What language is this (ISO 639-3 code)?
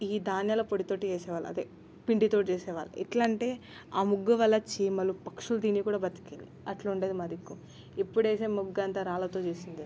tel